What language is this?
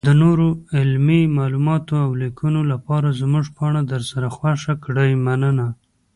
Pashto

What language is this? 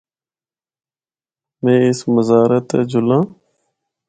Northern Hindko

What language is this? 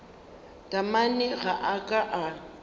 Northern Sotho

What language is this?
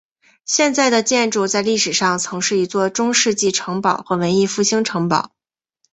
Chinese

